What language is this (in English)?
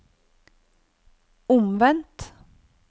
Norwegian